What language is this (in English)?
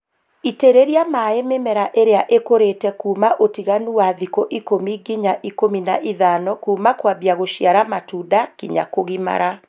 Kikuyu